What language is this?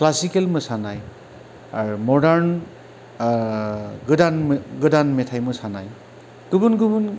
Bodo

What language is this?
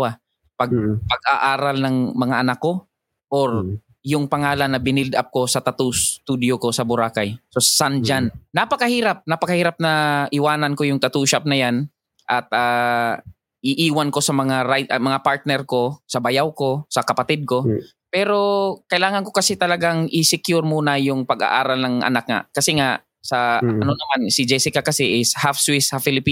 Filipino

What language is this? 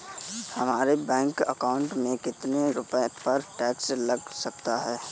Hindi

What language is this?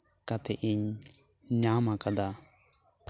Santali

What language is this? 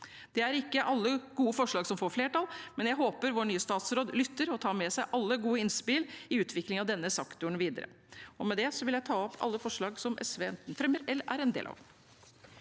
Norwegian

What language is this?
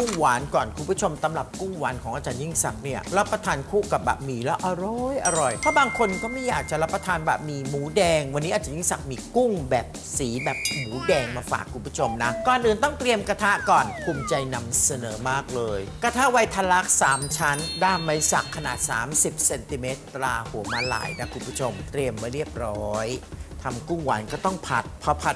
Thai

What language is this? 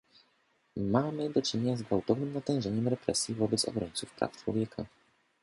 Polish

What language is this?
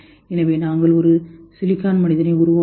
Tamil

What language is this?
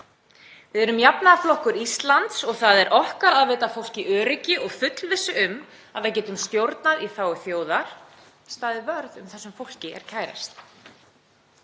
Icelandic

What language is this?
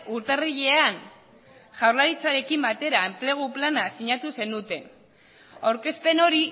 Basque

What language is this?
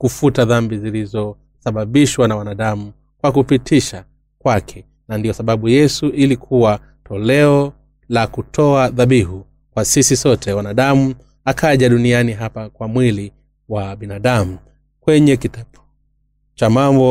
Swahili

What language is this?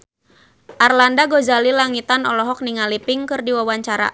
Sundanese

